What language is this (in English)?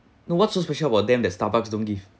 English